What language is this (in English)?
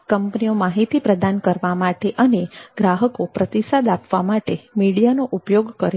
Gujarati